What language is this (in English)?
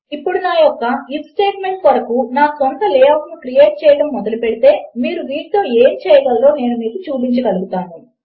Telugu